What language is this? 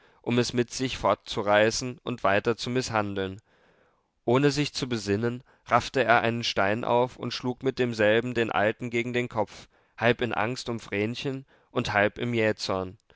German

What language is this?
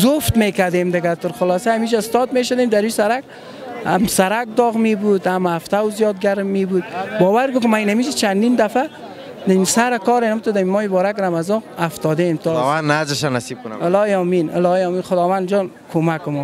Persian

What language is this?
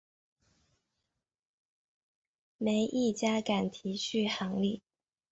Chinese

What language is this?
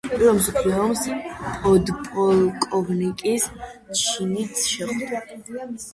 Georgian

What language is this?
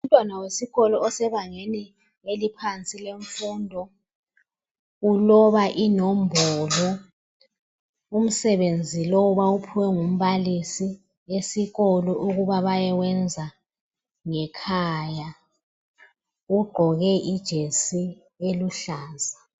North Ndebele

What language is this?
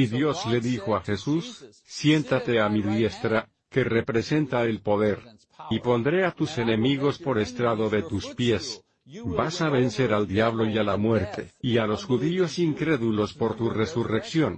Spanish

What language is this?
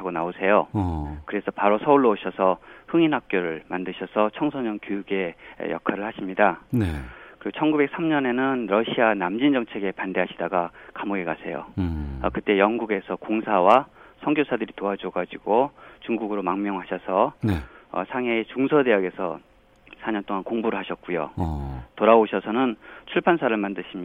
Korean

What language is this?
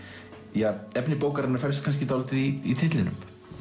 Icelandic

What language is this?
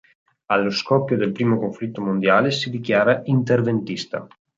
Italian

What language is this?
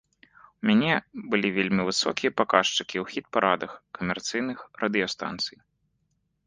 Belarusian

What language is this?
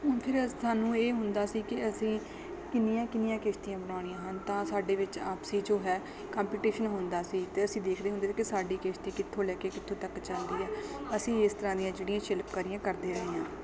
Punjabi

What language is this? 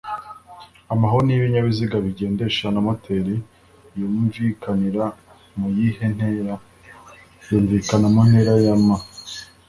Kinyarwanda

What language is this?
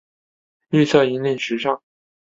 Chinese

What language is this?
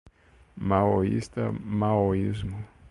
Portuguese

